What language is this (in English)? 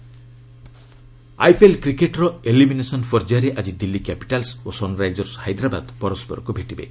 Odia